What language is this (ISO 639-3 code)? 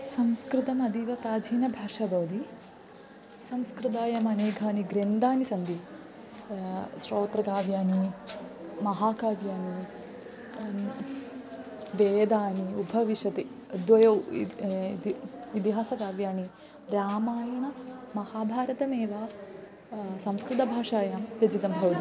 san